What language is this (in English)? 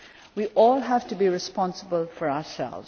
English